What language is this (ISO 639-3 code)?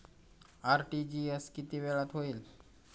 mar